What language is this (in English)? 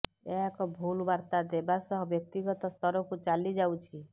Odia